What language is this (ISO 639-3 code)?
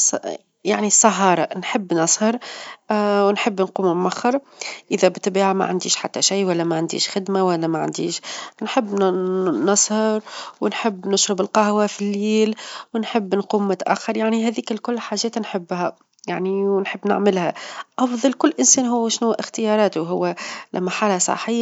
aeb